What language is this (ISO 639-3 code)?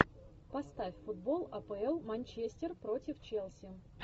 rus